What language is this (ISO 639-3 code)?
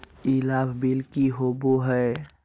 mag